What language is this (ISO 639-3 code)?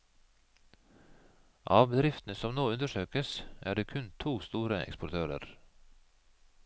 nor